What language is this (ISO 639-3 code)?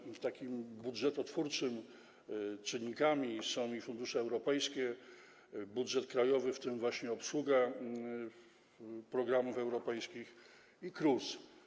pol